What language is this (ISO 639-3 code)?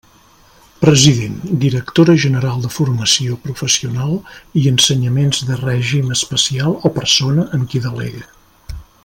cat